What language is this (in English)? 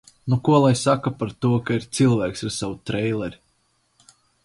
Latvian